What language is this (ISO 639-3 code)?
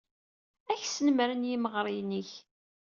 kab